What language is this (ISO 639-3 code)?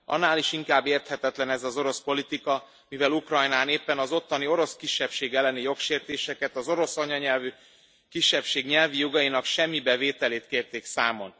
hun